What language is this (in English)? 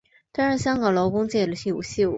Chinese